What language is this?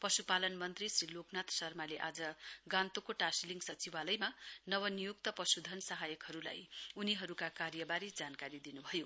Nepali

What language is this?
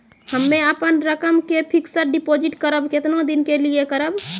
Maithili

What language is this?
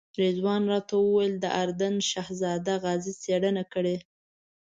Pashto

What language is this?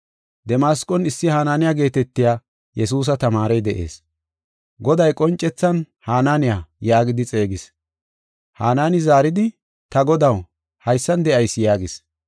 Gofa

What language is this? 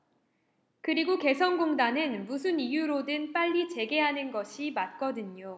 Korean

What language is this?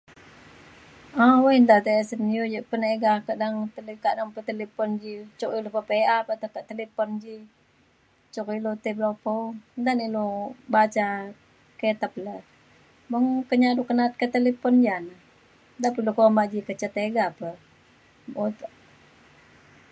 Mainstream Kenyah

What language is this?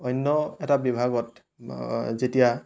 Assamese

